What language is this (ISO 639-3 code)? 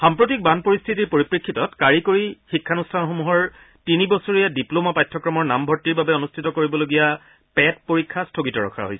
asm